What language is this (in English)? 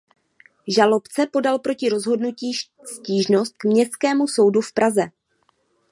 Czech